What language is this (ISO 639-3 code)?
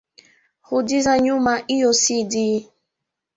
swa